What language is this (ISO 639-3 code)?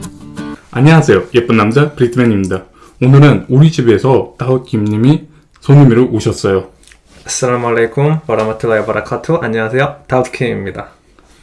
kor